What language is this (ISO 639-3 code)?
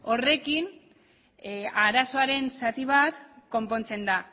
eus